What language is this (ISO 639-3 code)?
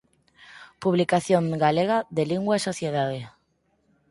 glg